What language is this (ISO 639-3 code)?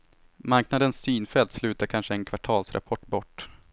swe